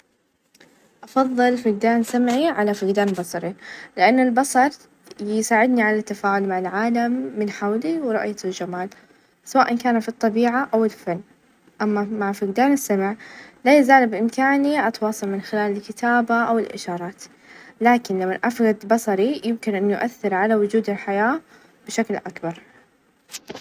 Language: Najdi Arabic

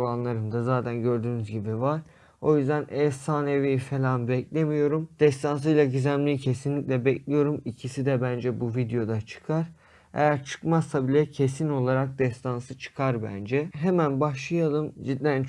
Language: Turkish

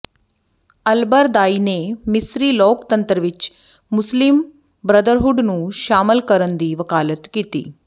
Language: Punjabi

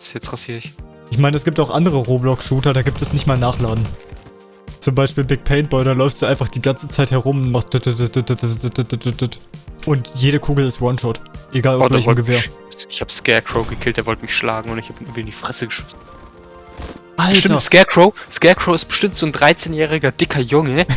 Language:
German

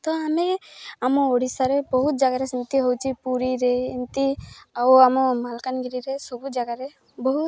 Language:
Odia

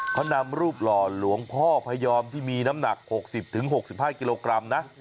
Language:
Thai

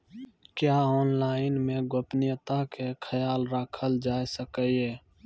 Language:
Maithili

